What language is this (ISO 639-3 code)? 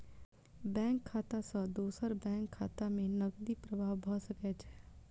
mai